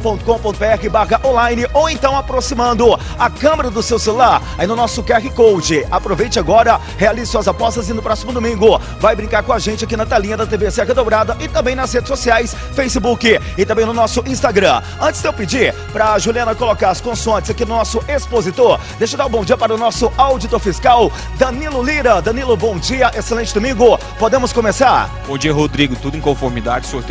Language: Portuguese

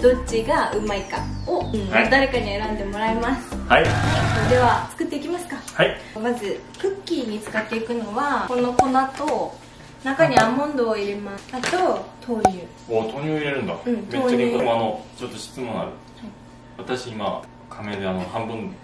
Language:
Japanese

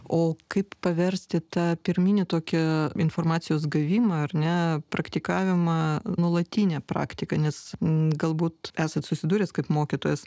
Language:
Lithuanian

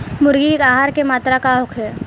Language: Bhojpuri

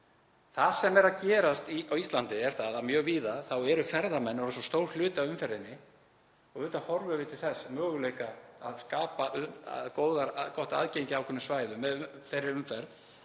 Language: Icelandic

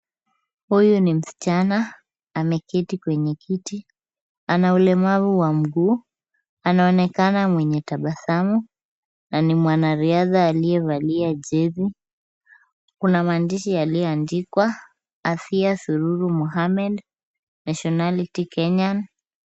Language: Swahili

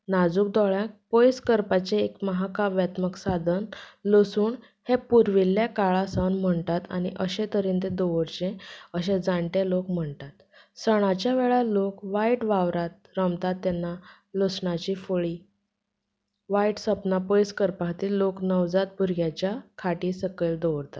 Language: Konkani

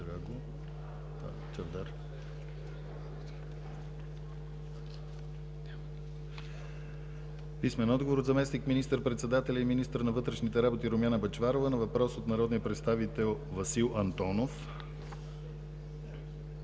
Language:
Bulgarian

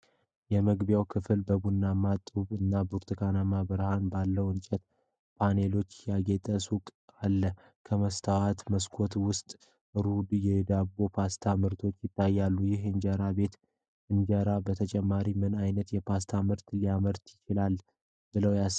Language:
Amharic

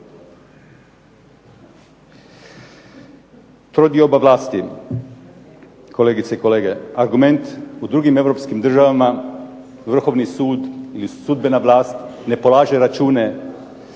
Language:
Croatian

